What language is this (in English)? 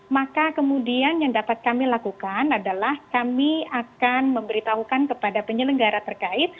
Indonesian